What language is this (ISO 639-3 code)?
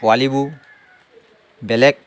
asm